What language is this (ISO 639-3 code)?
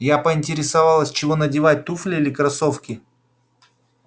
rus